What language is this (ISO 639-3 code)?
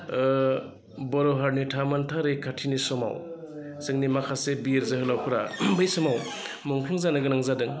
brx